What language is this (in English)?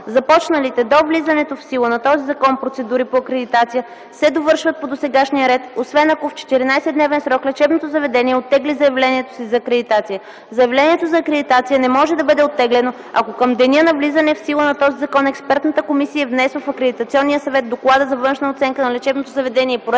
Bulgarian